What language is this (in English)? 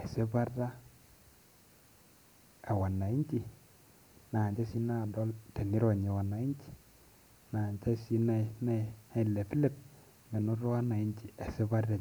Masai